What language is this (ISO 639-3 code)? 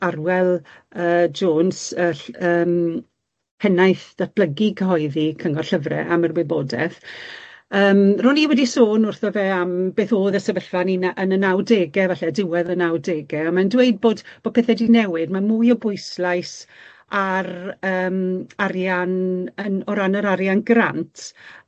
cym